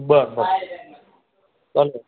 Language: Marathi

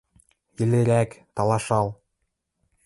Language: Western Mari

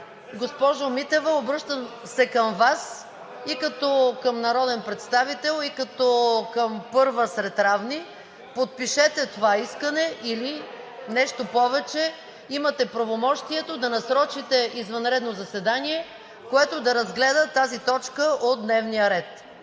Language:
Bulgarian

